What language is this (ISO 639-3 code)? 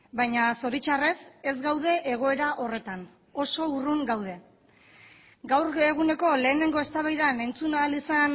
eus